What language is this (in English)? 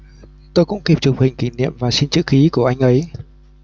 Vietnamese